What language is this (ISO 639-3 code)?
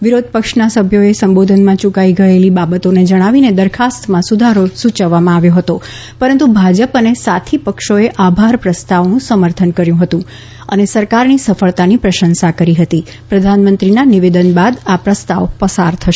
guj